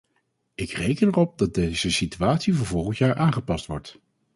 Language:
Dutch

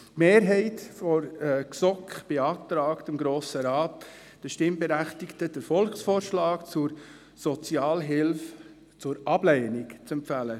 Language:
Swiss German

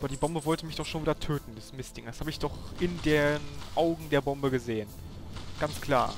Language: German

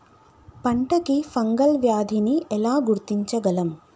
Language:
Telugu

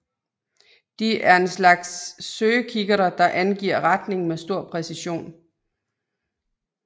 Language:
Danish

